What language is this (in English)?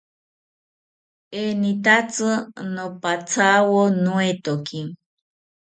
South Ucayali Ashéninka